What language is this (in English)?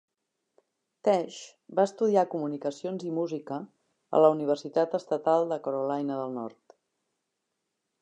Catalan